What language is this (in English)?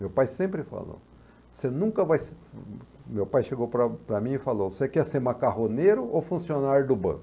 Portuguese